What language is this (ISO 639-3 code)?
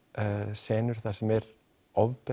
isl